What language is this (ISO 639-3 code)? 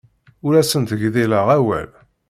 kab